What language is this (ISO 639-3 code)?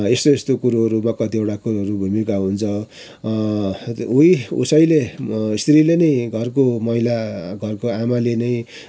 nep